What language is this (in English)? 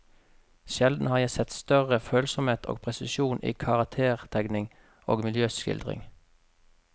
Norwegian